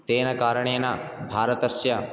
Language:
Sanskrit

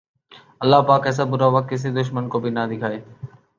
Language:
Urdu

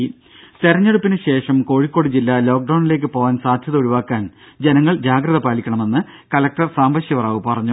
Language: Malayalam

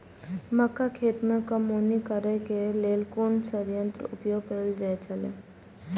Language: Maithili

